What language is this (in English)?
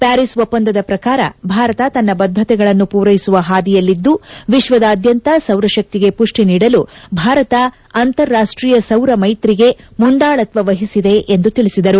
Kannada